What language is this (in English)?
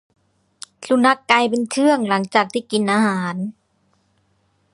Thai